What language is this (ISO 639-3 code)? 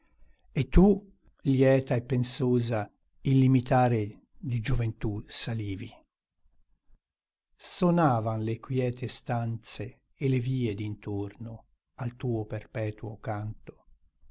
ita